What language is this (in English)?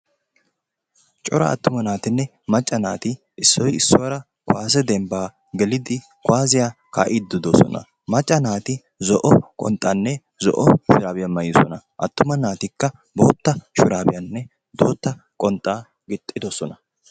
Wolaytta